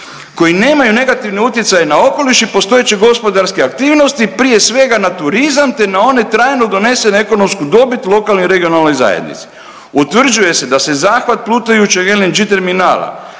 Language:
Croatian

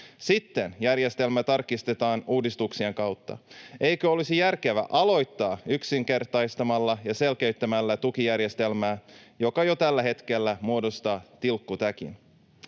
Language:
Finnish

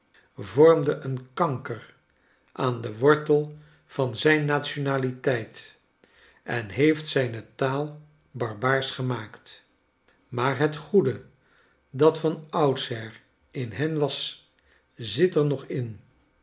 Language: Dutch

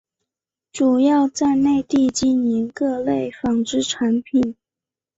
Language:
Chinese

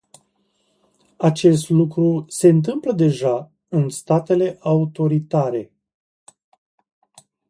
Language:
Romanian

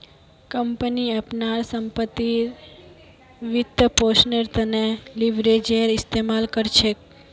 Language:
Magahi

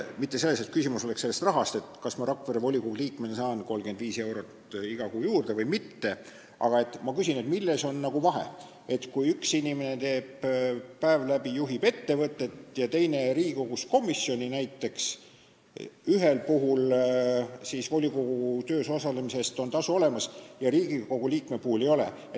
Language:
Estonian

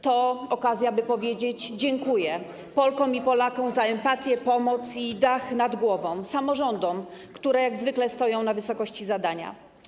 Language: Polish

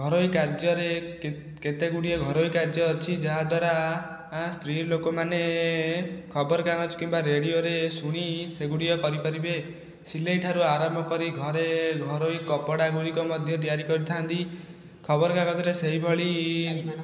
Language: Odia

